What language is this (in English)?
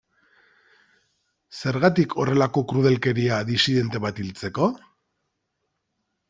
Basque